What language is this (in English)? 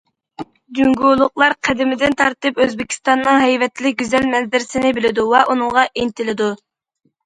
Uyghur